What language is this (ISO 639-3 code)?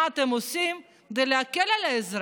heb